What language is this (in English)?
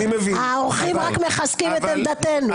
Hebrew